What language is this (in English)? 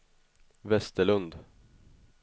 Swedish